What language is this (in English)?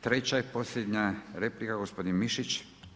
Croatian